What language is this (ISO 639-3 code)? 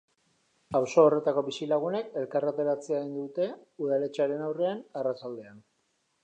eus